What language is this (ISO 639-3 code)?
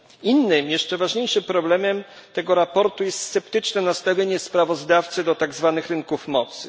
pol